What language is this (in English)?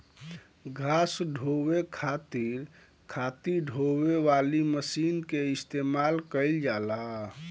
Bhojpuri